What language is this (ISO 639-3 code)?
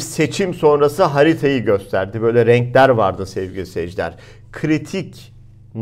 tur